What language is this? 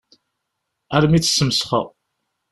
Kabyle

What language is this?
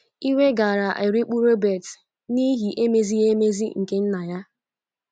Igbo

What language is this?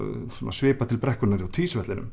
Icelandic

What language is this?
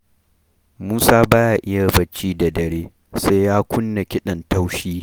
Hausa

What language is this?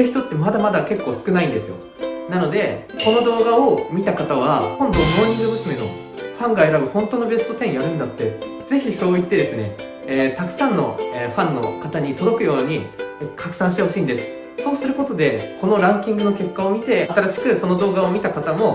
Japanese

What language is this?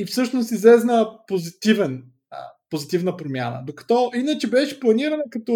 Bulgarian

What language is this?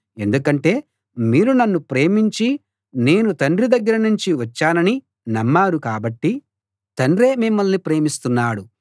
Telugu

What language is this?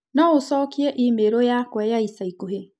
Kikuyu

